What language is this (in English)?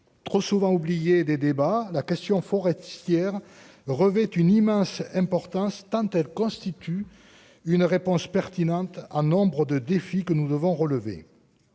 French